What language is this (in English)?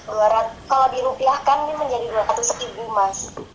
Indonesian